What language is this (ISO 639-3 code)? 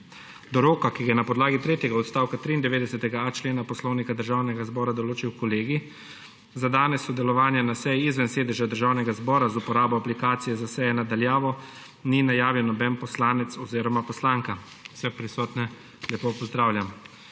slv